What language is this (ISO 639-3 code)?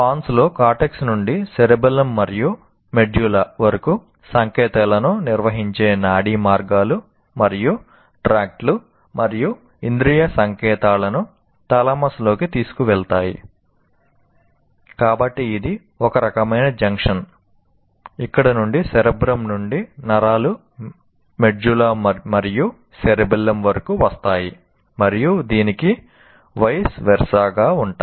tel